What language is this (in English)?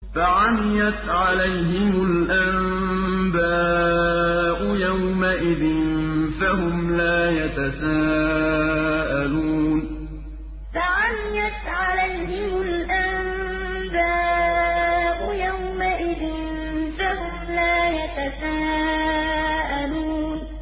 Arabic